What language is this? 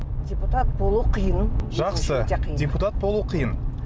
Kazakh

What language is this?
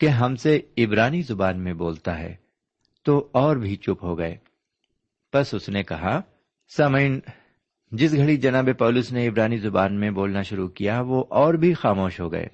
Urdu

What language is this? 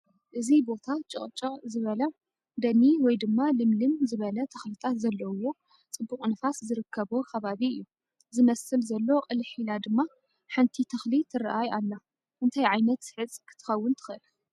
Tigrinya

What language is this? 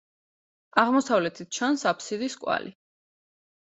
Georgian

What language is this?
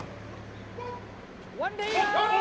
Thai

